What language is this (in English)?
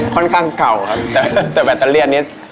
Thai